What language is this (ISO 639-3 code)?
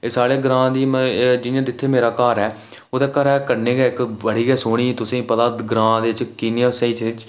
doi